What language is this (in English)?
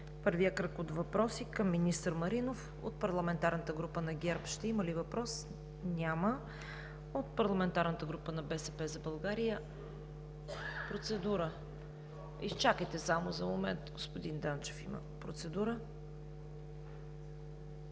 Bulgarian